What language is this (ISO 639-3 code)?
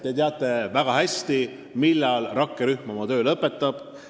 est